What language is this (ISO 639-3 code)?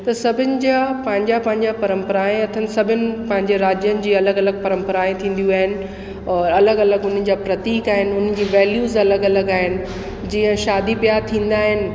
snd